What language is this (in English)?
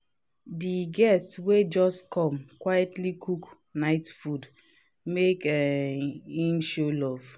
Nigerian Pidgin